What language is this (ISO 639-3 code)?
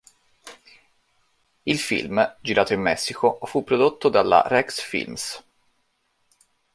ita